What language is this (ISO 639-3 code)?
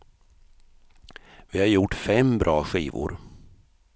swe